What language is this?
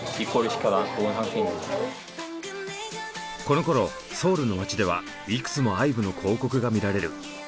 Japanese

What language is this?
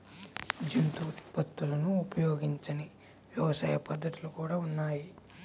Telugu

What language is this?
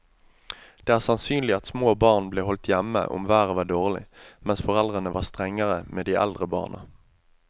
Norwegian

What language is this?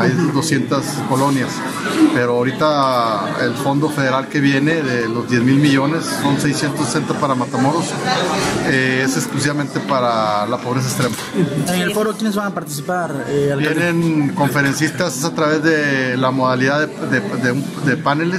Spanish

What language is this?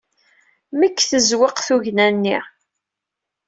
Kabyle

